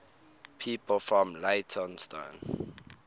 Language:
English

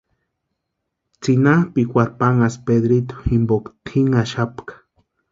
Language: Western Highland Purepecha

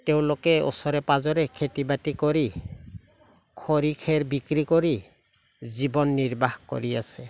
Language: Assamese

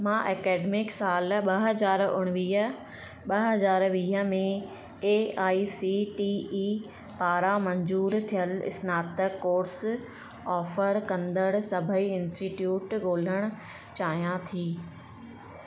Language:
Sindhi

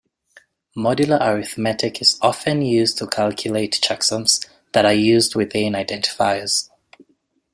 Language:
English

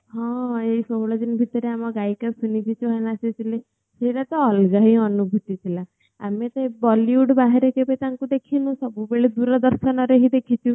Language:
Odia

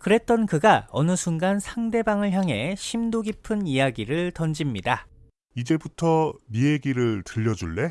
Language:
Korean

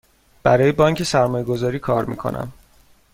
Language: Persian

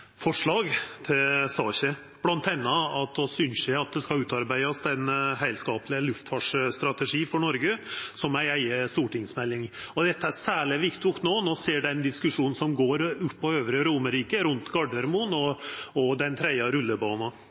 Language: Norwegian Nynorsk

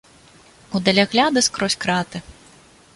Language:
Belarusian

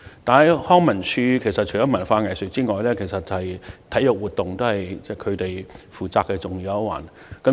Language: Cantonese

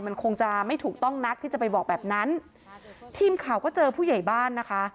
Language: Thai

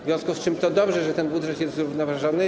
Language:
Polish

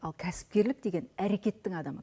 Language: Kazakh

